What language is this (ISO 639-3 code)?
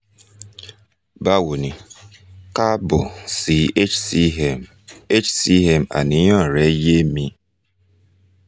yor